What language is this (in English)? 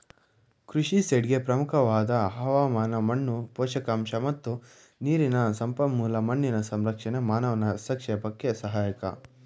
Kannada